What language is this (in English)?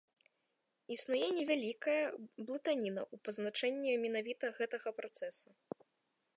Belarusian